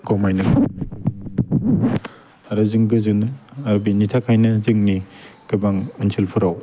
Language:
Bodo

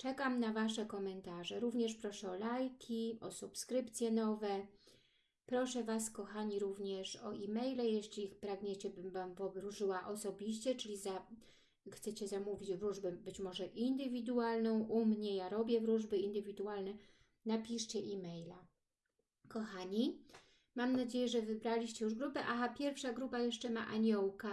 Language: Polish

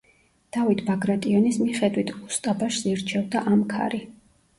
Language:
Georgian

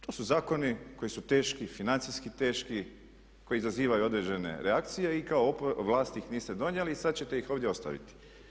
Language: Croatian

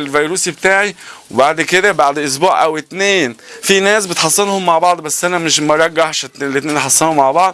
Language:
Arabic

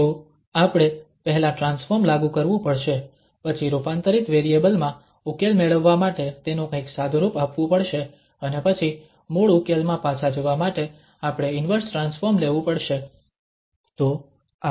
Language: Gujarati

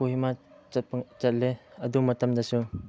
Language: Manipuri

